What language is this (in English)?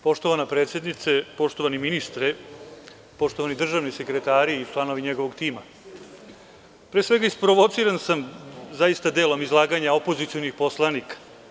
Serbian